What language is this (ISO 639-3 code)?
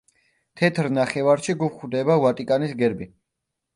kat